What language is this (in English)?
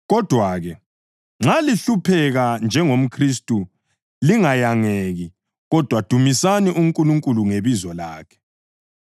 North Ndebele